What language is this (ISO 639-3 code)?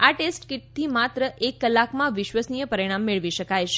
guj